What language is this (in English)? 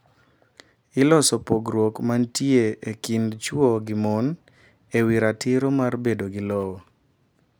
Luo (Kenya and Tanzania)